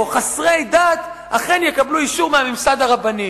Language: Hebrew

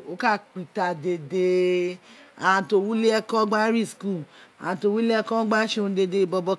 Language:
Isekiri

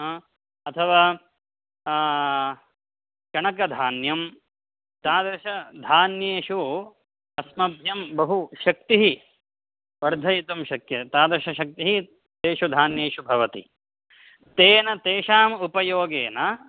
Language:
Sanskrit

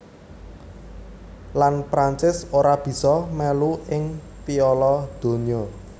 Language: Javanese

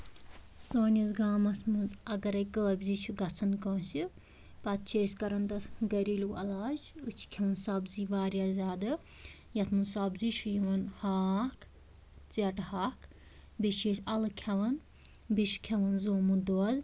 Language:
Kashmiri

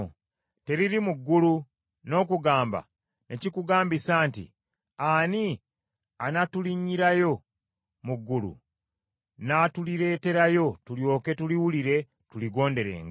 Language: Ganda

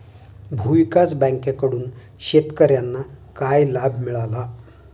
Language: Marathi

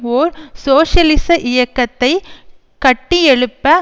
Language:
Tamil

